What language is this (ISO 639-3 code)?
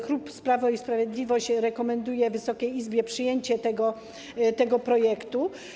pol